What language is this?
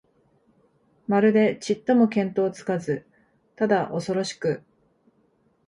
Japanese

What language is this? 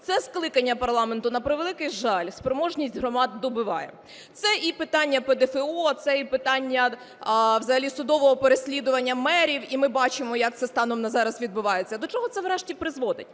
Ukrainian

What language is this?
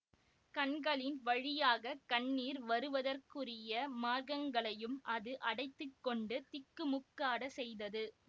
Tamil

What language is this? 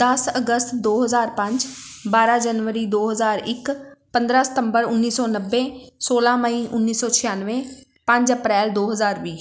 Punjabi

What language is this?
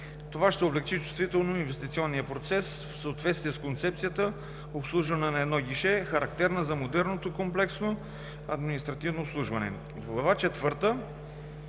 Bulgarian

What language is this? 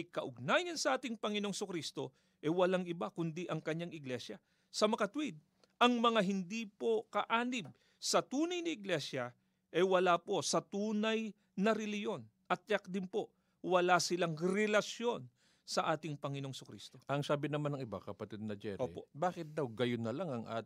Filipino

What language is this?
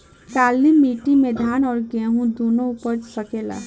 Bhojpuri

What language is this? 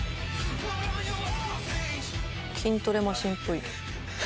Japanese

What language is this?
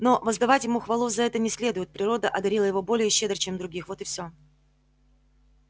Russian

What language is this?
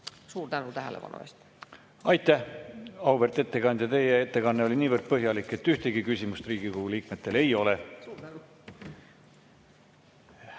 Estonian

